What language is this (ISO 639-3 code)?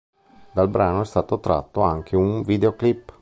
ita